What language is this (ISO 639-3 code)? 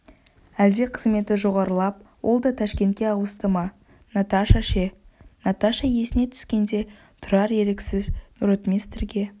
kaz